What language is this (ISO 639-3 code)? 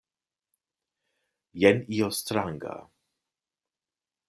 epo